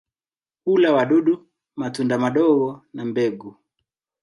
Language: Swahili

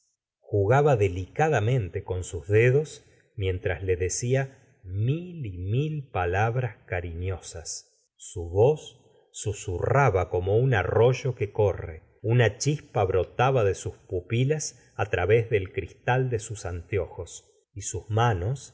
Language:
Spanish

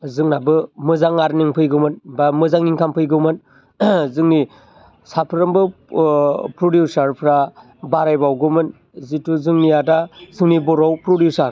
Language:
Bodo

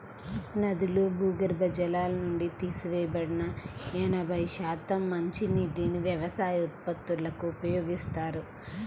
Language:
Telugu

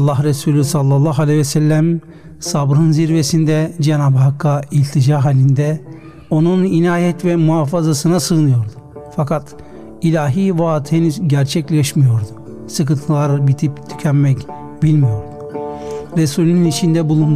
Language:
Turkish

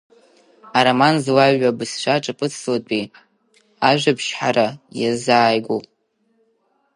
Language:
Abkhazian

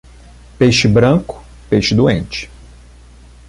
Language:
Portuguese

